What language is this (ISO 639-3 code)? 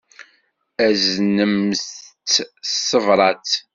kab